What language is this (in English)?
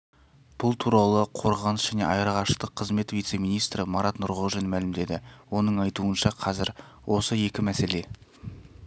Kazakh